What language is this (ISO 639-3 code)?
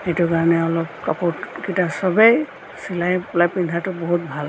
asm